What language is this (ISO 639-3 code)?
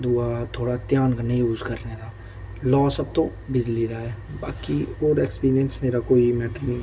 doi